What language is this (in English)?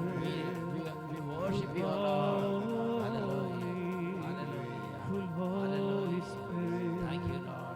Malayalam